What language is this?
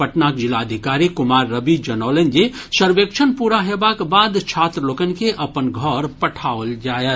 Maithili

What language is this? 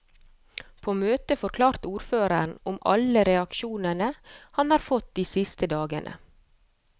Norwegian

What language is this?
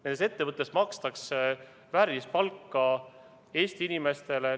Estonian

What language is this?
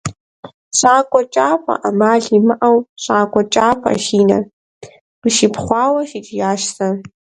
Kabardian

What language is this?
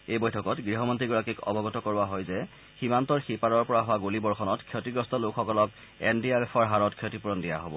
Assamese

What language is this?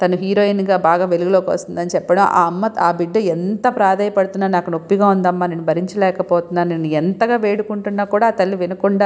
Telugu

